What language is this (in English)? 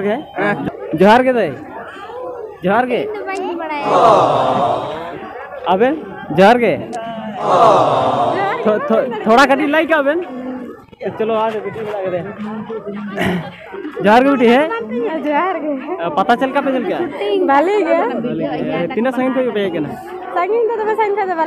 Indonesian